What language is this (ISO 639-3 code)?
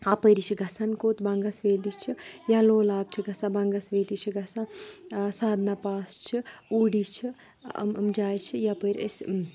kas